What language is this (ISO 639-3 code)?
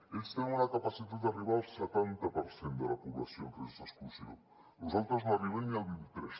cat